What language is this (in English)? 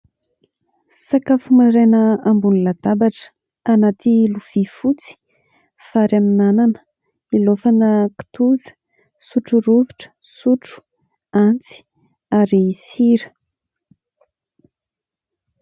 Malagasy